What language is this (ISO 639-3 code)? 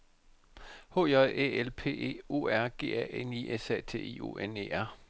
dan